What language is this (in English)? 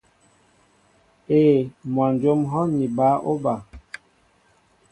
Mbo (Cameroon)